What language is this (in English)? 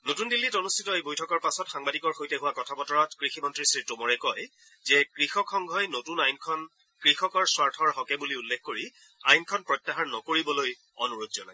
Assamese